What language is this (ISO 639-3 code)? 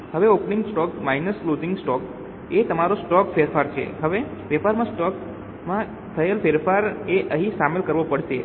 guj